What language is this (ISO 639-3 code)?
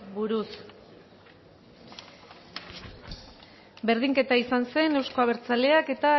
eus